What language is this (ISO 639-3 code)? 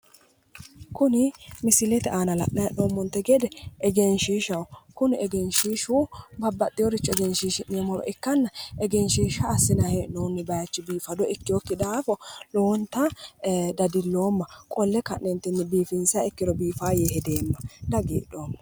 sid